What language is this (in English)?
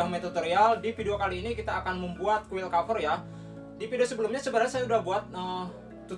Indonesian